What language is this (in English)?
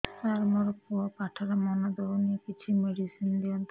Odia